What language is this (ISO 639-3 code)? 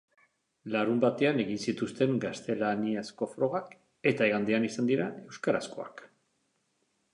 eus